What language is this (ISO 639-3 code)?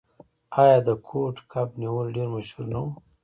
pus